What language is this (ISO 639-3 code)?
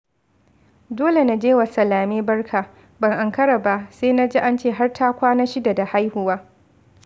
hau